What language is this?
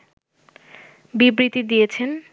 Bangla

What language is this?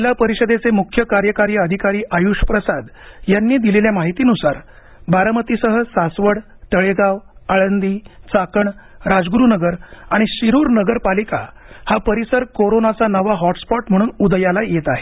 Marathi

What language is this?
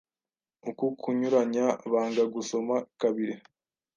Kinyarwanda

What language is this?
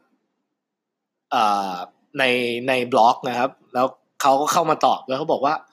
Thai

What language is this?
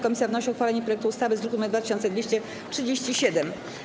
Polish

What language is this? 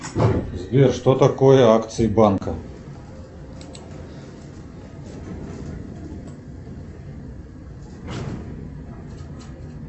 Russian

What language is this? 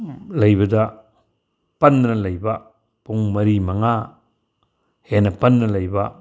Manipuri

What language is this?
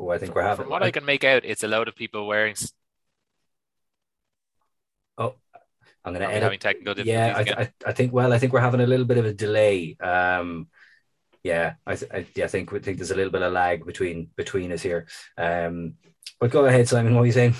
English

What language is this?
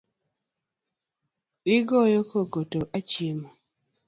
Luo (Kenya and Tanzania)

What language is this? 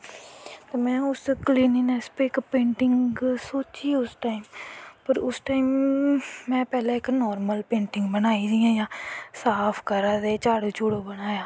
Dogri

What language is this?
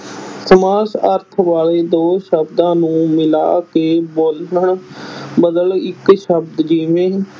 Punjabi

